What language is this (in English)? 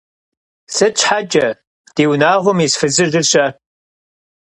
Kabardian